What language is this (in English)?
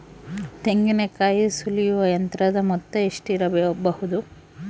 Kannada